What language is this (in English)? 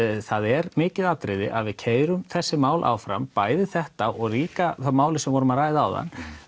Icelandic